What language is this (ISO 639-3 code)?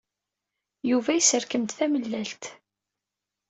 kab